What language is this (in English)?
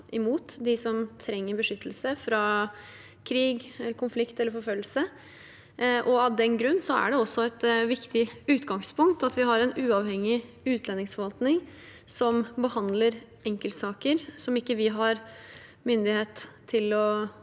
Norwegian